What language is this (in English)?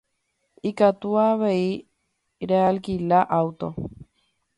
Guarani